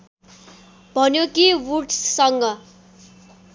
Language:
Nepali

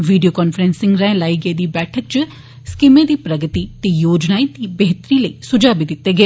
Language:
Dogri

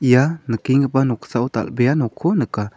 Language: Garo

